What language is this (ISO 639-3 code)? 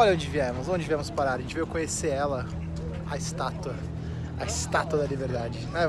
por